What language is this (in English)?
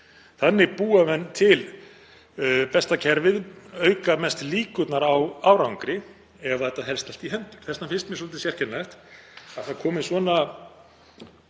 Icelandic